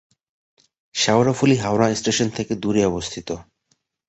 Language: Bangla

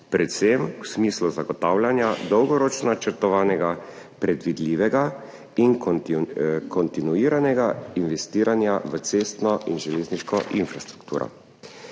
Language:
Slovenian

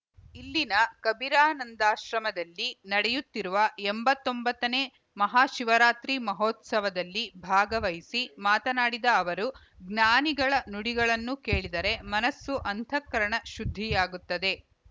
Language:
Kannada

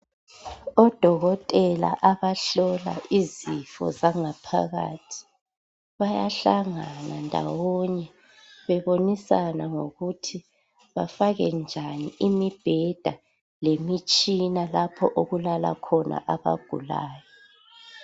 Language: North Ndebele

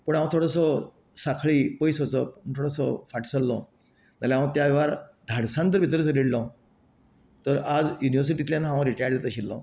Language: Konkani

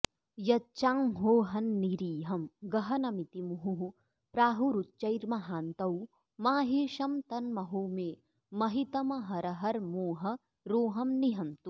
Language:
Sanskrit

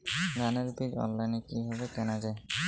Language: Bangla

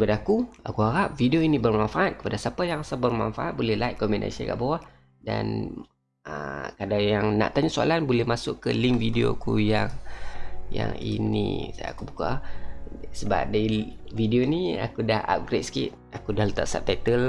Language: Malay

